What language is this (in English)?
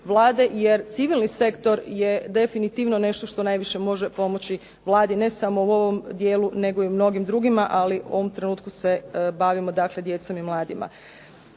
Croatian